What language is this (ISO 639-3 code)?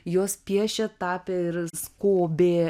lit